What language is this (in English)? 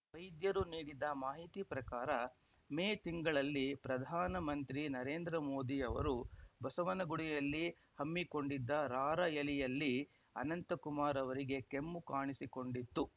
Kannada